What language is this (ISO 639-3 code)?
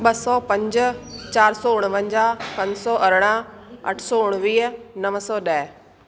snd